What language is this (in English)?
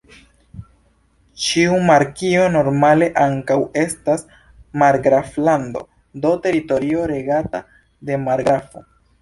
Esperanto